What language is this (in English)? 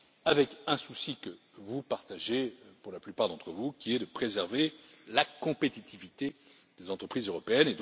French